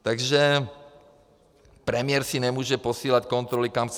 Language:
Czech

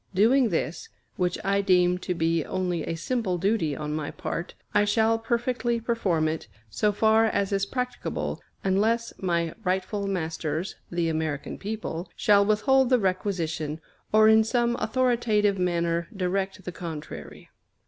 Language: English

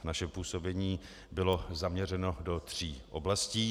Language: Czech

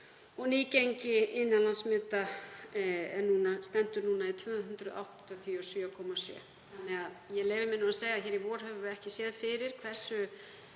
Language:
Icelandic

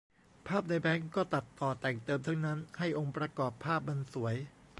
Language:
Thai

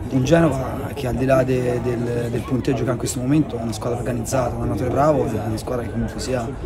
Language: Italian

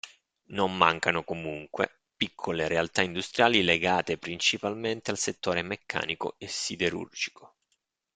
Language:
Italian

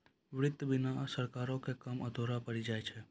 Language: Maithili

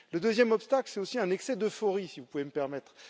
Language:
French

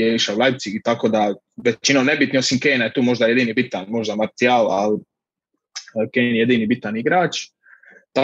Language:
Croatian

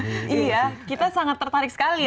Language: Indonesian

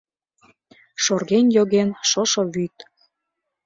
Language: Mari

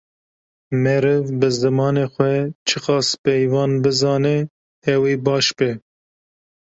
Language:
Kurdish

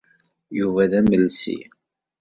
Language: Kabyle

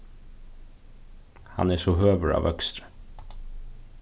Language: Faroese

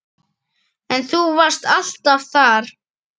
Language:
Icelandic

